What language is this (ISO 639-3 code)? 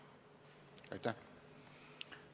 est